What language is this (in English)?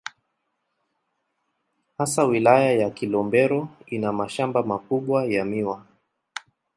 Swahili